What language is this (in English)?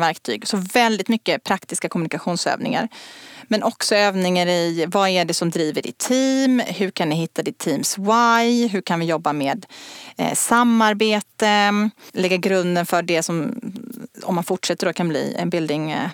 Swedish